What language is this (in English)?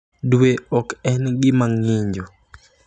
Luo (Kenya and Tanzania)